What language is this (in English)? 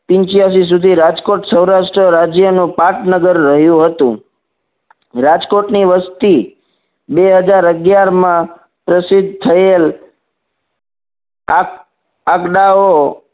Gujarati